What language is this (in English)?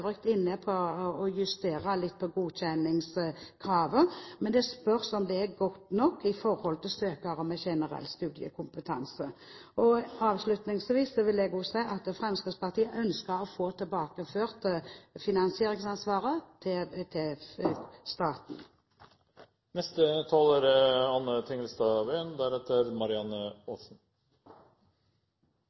Norwegian Bokmål